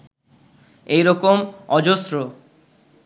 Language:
Bangla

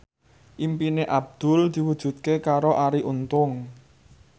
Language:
Javanese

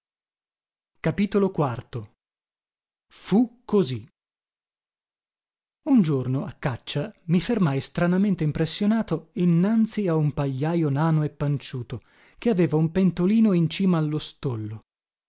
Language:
Italian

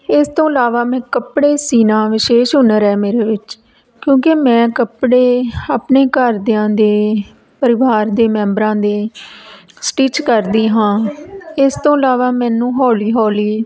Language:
Punjabi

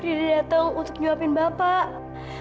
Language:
Indonesian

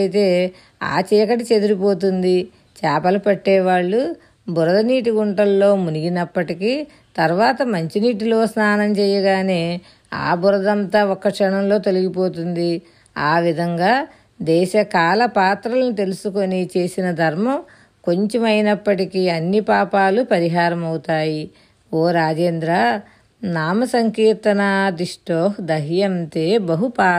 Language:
Telugu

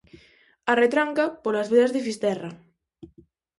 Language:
Galician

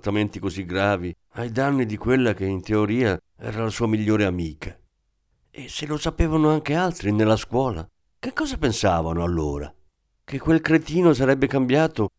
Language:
Italian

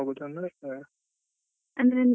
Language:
Kannada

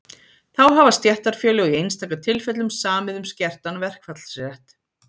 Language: Icelandic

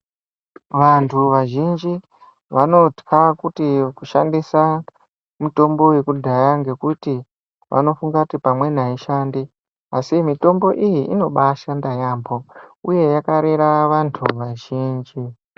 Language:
Ndau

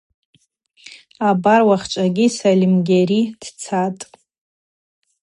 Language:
Abaza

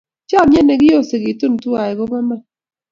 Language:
Kalenjin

